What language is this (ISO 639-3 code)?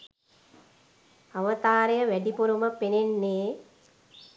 sin